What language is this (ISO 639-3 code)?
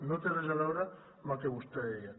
cat